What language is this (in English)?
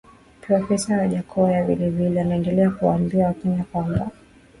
Swahili